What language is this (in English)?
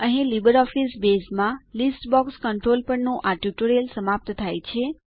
Gujarati